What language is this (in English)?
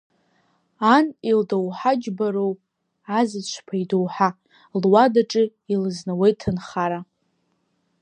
Abkhazian